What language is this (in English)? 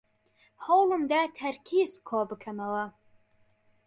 Central Kurdish